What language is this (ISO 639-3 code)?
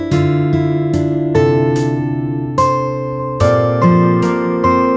ind